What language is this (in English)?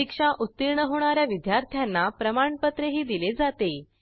Marathi